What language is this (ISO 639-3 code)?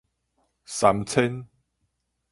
nan